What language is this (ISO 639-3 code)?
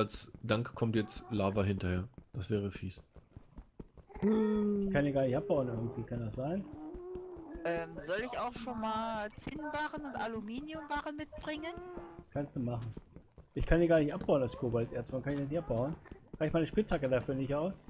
deu